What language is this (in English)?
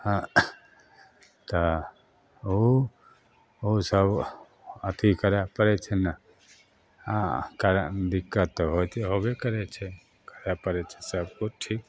Maithili